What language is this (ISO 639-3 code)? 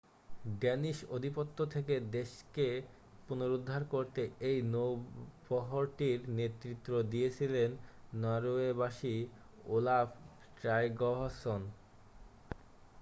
ben